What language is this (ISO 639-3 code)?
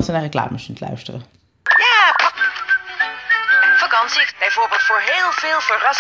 nld